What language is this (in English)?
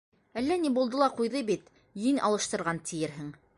Bashkir